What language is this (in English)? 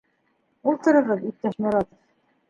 Bashkir